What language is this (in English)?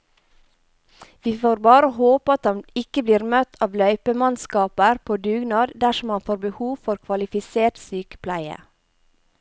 Norwegian